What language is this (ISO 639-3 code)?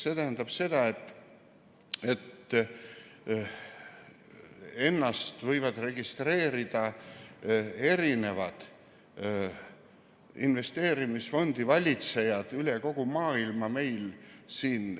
est